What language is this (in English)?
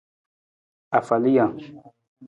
Nawdm